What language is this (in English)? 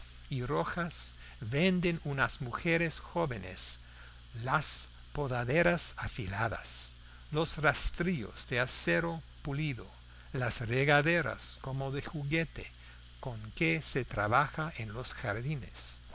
Spanish